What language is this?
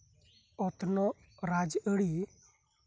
Santali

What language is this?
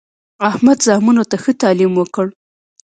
Pashto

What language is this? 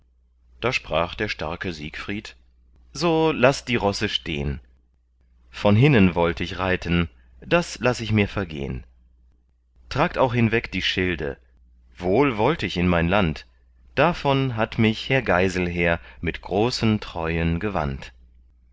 German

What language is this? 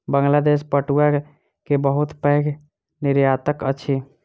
Maithili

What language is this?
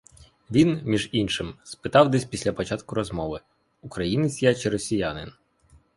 Ukrainian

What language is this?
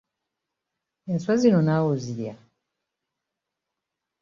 Ganda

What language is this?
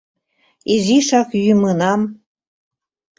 Mari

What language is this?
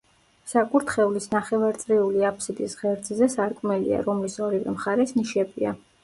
Georgian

